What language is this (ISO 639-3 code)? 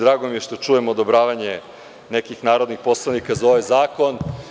srp